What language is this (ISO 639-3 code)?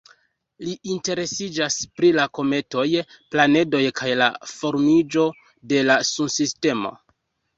epo